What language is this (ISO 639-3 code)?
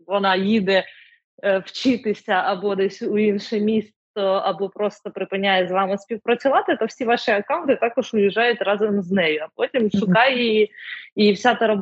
ukr